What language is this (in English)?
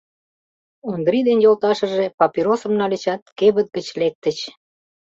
Mari